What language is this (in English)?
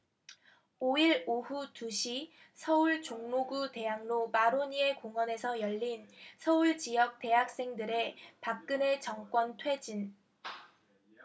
Korean